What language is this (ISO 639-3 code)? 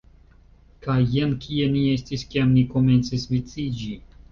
epo